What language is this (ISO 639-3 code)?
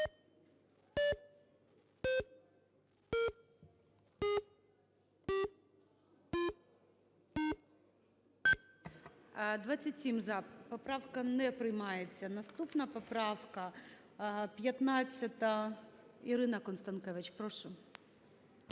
ukr